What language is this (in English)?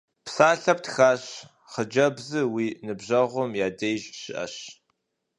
Kabardian